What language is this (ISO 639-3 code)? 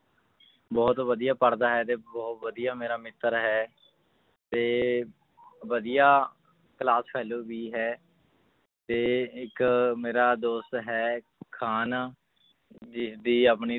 pan